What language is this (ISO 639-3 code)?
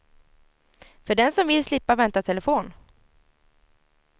swe